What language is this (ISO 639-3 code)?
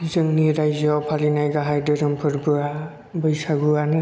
brx